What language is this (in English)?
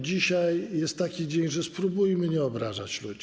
Polish